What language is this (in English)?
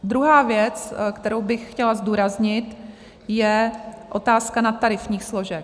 Czech